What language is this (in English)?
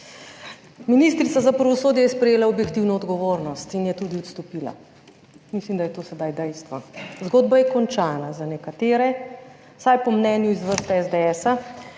Slovenian